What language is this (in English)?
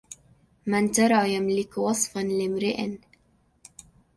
Arabic